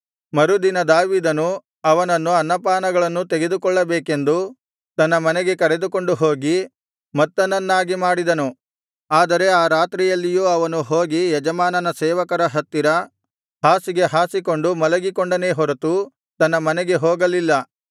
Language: Kannada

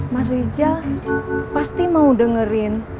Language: Indonesian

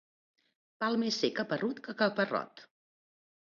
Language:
Catalan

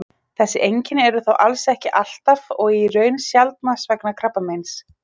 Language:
Icelandic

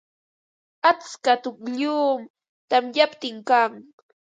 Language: Ambo-Pasco Quechua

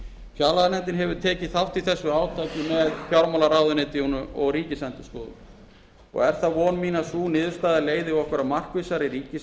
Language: Icelandic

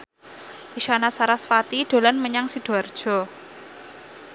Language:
Javanese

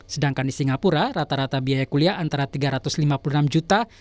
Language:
Indonesian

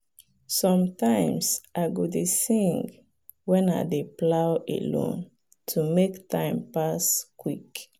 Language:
Nigerian Pidgin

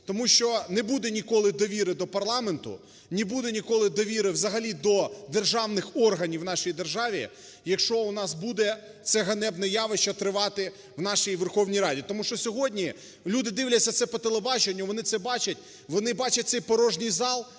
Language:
Ukrainian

